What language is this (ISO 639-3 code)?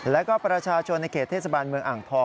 tha